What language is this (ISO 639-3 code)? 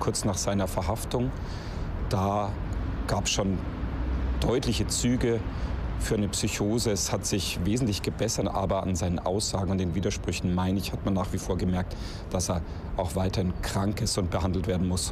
deu